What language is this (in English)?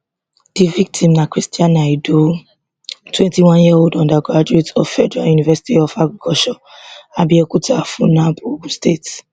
Nigerian Pidgin